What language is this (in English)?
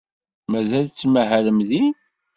Kabyle